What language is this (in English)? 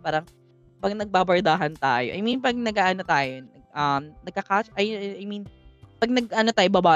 Filipino